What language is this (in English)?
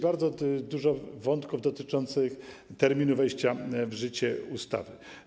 Polish